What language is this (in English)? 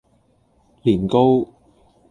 Cantonese